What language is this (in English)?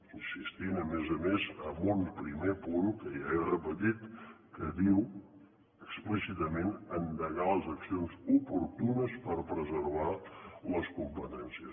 Catalan